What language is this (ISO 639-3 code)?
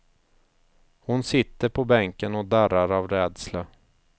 swe